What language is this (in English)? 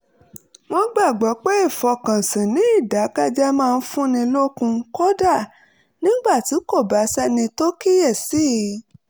Yoruba